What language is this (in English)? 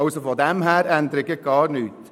Swiss German